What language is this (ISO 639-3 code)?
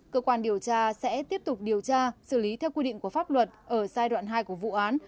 vie